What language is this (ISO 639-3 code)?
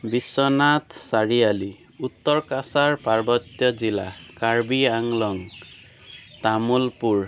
asm